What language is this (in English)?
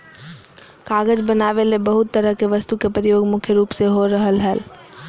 Magahi